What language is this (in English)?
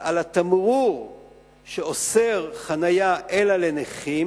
Hebrew